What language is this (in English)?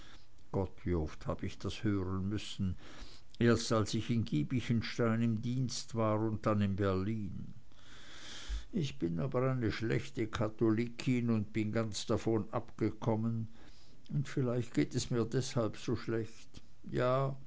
German